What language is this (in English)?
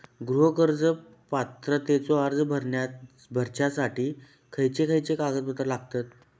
Marathi